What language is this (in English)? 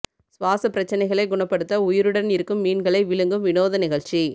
Tamil